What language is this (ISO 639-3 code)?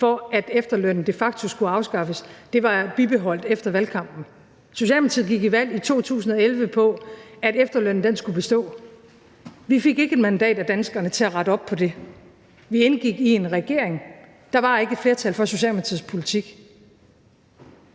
dan